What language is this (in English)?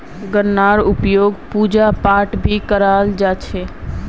Magahi